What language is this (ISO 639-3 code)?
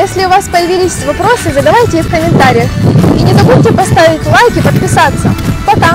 rus